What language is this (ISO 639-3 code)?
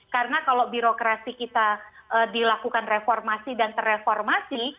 ind